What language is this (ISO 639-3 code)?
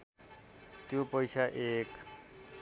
nep